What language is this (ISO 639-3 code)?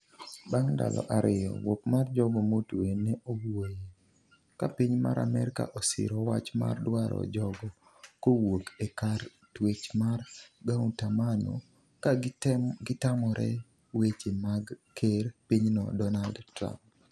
luo